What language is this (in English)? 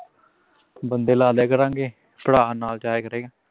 Punjabi